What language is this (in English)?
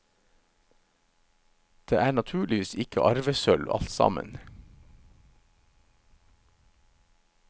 Norwegian